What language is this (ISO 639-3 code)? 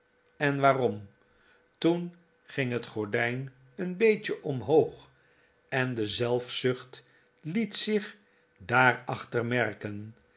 nld